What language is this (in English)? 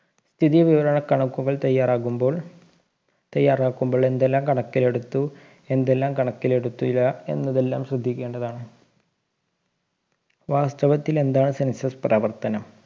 Malayalam